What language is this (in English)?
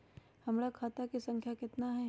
Magahi